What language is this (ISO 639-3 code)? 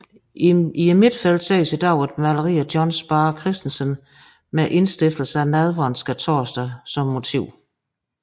dan